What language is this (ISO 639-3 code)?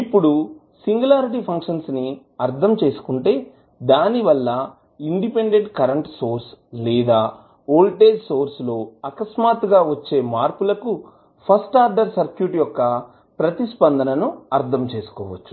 tel